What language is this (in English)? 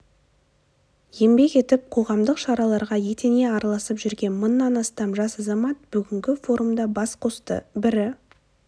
Kazakh